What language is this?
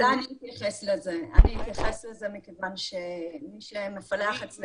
Hebrew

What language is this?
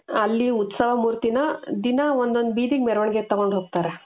Kannada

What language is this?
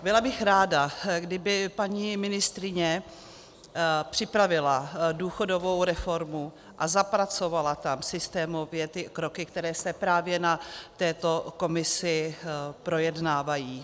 Czech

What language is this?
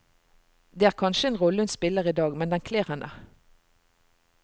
Norwegian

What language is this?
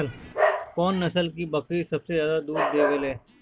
Bhojpuri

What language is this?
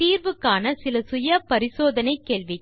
Tamil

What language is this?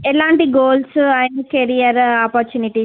Telugu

